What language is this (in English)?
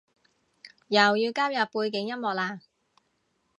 Cantonese